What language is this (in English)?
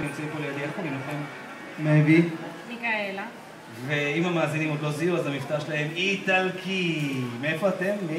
Hebrew